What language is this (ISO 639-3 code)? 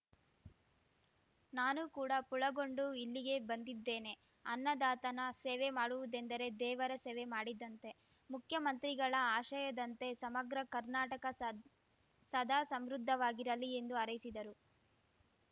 kan